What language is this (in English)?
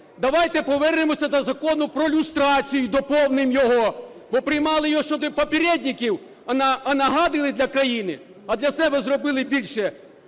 Ukrainian